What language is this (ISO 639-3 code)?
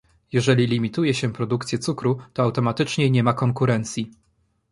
pol